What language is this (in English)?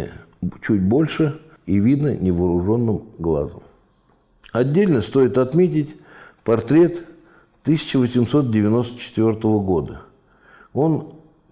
Russian